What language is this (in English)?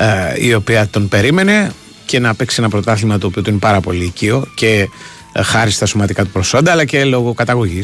Greek